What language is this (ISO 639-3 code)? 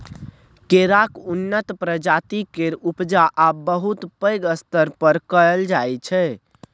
mai